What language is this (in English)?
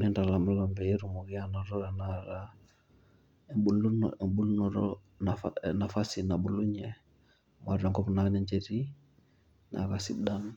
Masai